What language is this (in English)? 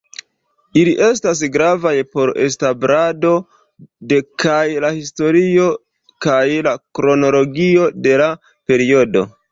Esperanto